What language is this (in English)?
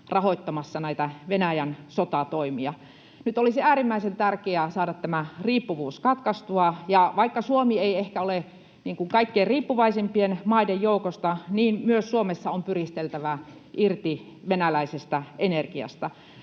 Finnish